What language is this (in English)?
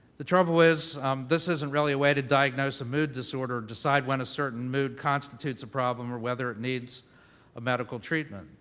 English